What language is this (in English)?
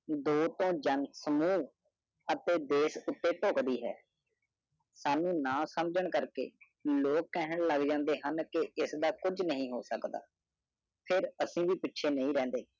Punjabi